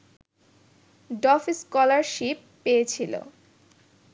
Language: Bangla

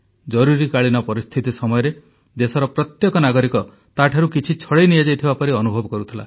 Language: Odia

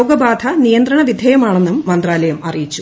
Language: Malayalam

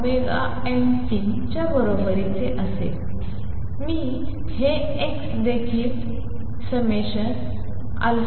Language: Marathi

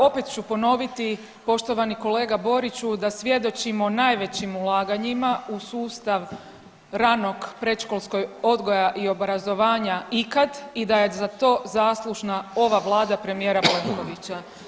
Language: Croatian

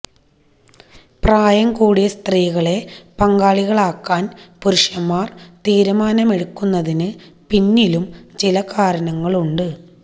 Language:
Malayalam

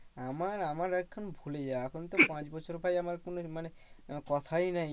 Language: Bangla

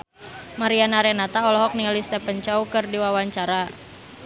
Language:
Sundanese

